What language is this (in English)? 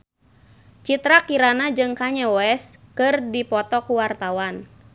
Sundanese